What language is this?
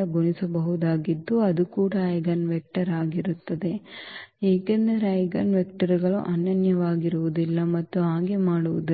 Kannada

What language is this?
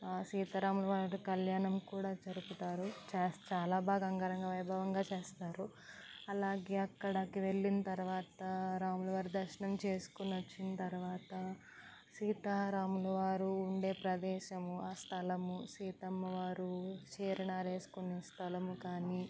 Telugu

